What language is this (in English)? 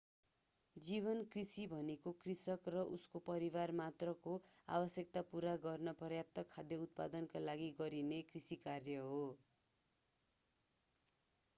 Nepali